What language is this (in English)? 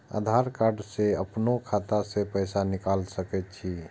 Maithili